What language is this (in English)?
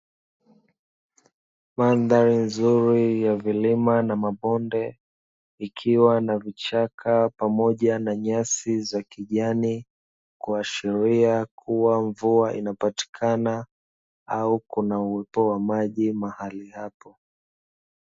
Swahili